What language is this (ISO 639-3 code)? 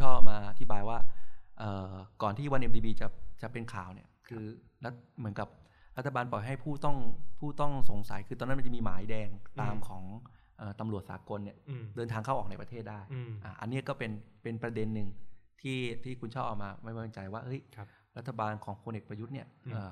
tha